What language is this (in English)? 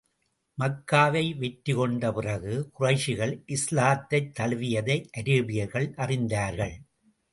Tamil